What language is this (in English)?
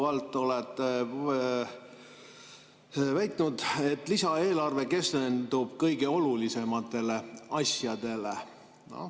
Estonian